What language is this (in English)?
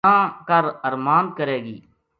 Gujari